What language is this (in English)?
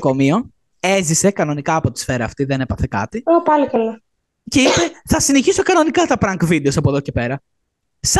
Greek